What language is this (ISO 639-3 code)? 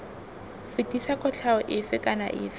tsn